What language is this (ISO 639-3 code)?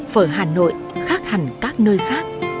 vie